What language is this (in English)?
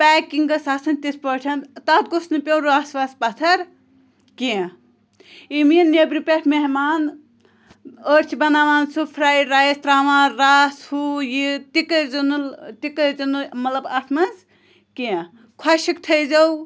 Kashmiri